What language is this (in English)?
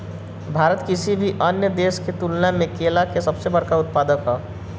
Bhojpuri